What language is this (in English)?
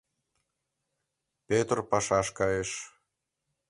Mari